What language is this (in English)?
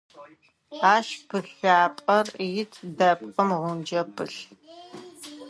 Adyghe